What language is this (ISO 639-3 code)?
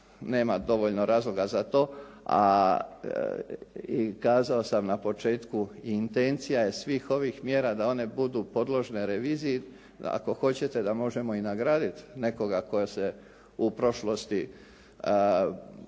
hrv